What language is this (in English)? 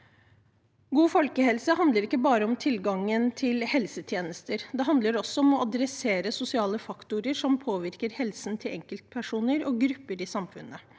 Norwegian